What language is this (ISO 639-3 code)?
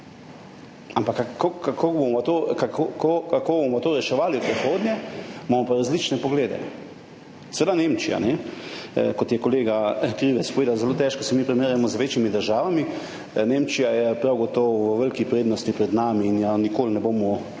slv